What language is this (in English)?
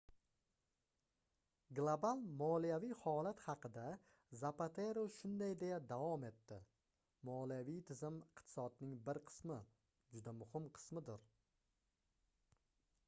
Uzbek